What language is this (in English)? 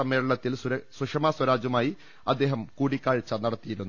Malayalam